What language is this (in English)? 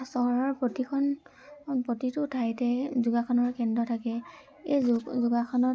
Assamese